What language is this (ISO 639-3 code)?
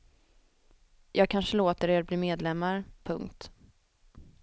swe